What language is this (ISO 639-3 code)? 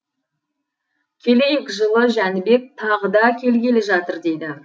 kaz